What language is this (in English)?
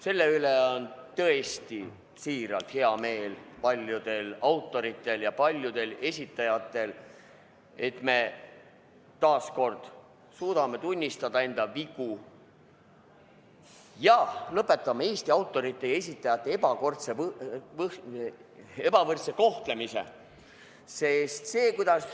Estonian